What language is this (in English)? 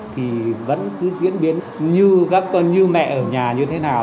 Vietnamese